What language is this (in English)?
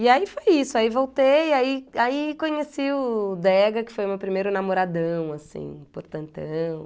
Portuguese